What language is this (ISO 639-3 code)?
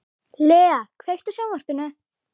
isl